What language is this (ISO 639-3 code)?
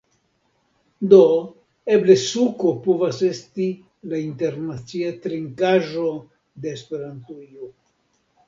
epo